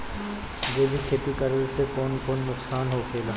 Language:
Bhojpuri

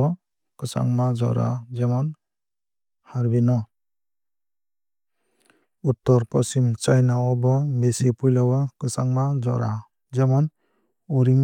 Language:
Kok Borok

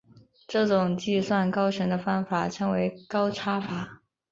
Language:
Chinese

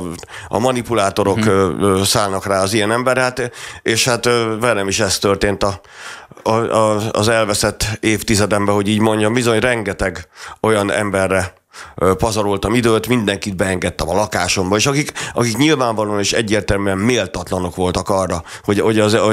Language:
Hungarian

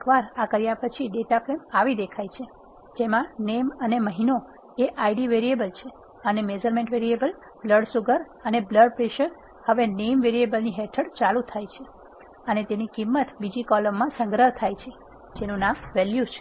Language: Gujarati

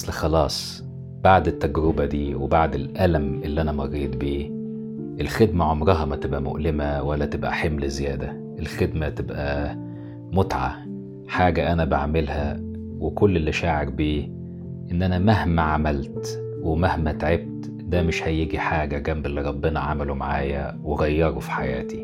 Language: Arabic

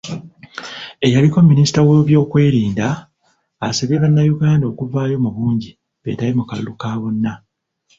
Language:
Ganda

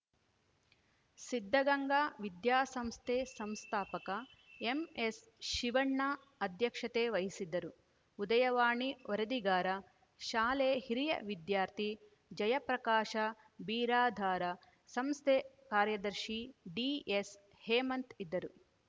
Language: Kannada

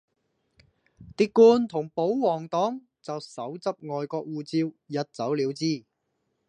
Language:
Cantonese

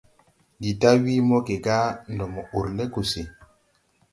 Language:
Tupuri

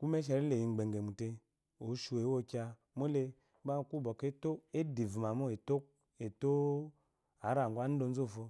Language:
Eloyi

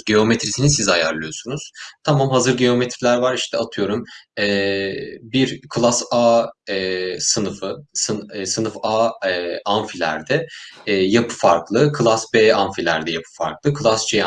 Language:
Turkish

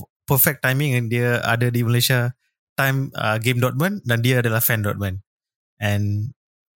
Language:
Malay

